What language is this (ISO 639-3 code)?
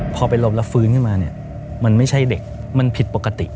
tha